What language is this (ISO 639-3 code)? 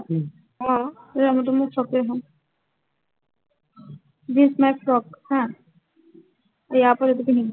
asm